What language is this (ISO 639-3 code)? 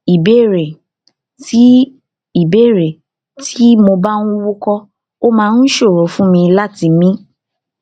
yor